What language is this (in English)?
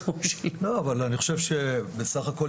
Hebrew